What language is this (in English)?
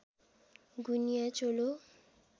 Nepali